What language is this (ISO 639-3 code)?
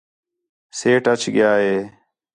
xhe